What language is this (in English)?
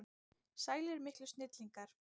Icelandic